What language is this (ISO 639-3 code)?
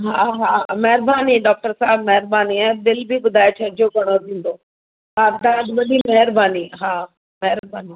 snd